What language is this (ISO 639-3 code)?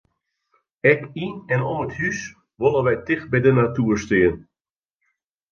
fry